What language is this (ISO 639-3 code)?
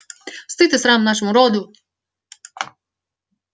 rus